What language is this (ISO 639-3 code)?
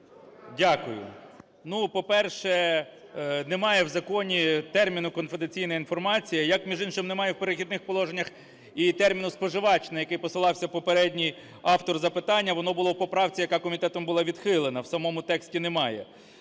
ukr